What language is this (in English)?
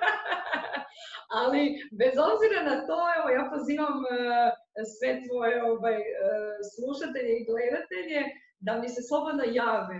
Croatian